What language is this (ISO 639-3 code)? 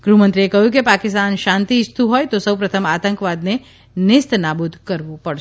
guj